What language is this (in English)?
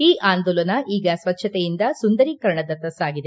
Kannada